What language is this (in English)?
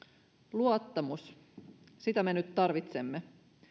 Finnish